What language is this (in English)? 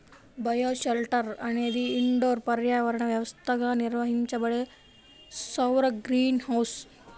Telugu